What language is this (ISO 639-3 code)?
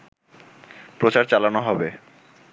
ben